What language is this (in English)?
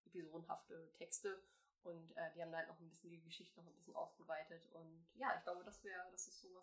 German